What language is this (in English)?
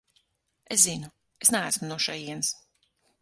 Latvian